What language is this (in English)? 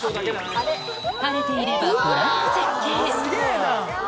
Japanese